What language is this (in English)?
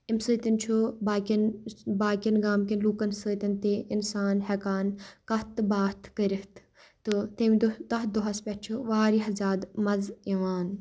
Kashmiri